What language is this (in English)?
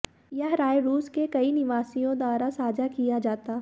Hindi